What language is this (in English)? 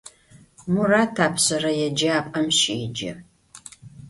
Adyghe